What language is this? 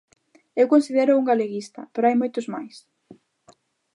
Galician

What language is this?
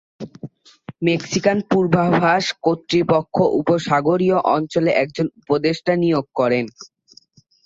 Bangla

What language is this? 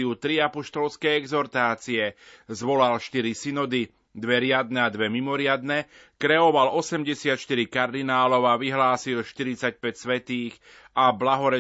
Slovak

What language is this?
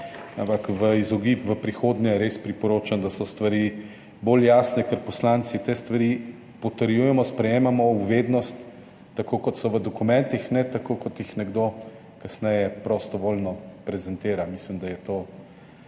Slovenian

